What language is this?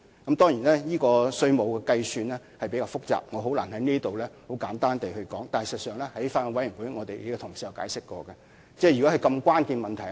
Cantonese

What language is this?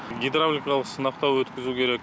Kazakh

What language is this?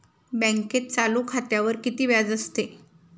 Marathi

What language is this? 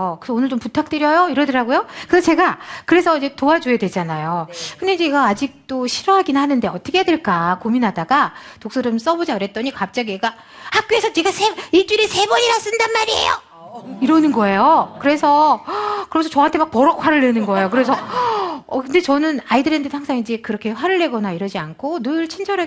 Korean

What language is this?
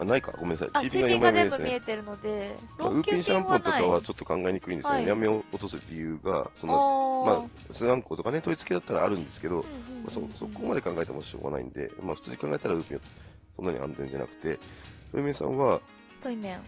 Japanese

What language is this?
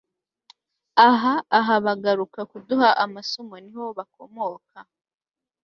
Kinyarwanda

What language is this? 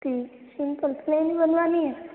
Hindi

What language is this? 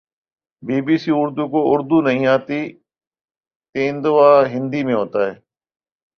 Urdu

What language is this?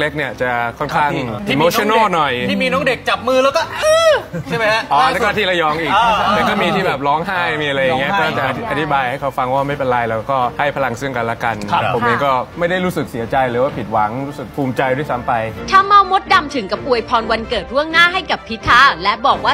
Thai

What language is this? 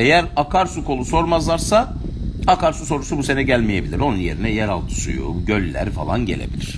Turkish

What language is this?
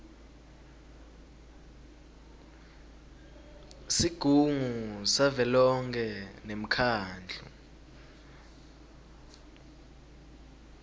Swati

